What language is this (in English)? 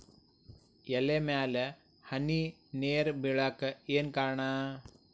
Kannada